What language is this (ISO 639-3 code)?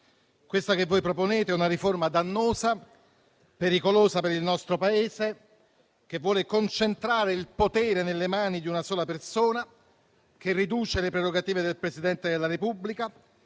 ita